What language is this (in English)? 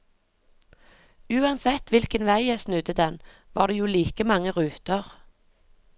Norwegian